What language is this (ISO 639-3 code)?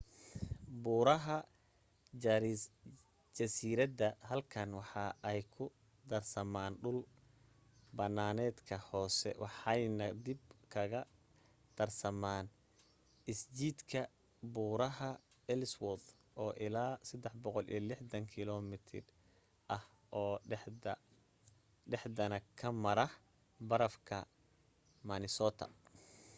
som